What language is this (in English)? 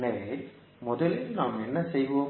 Tamil